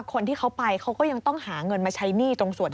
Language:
Thai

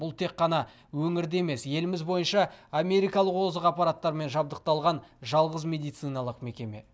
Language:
Kazakh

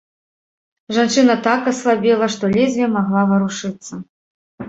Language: Belarusian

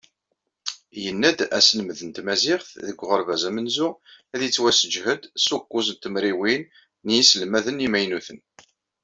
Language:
Kabyle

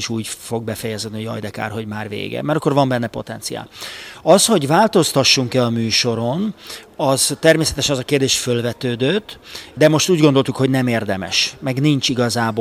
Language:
Hungarian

